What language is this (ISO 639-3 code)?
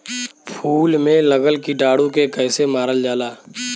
bho